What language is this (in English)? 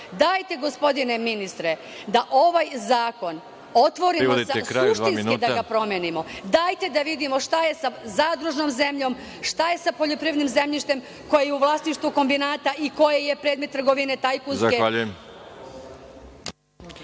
Serbian